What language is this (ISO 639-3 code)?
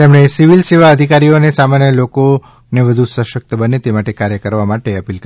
guj